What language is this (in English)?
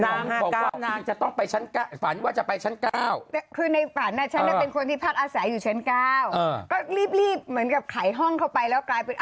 Thai